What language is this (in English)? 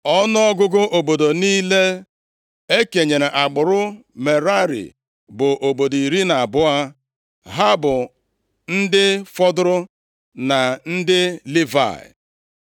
Igbo